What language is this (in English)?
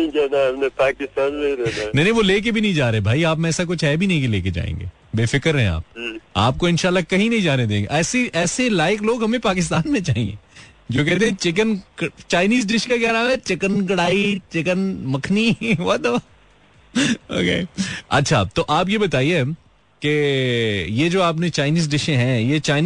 Hindi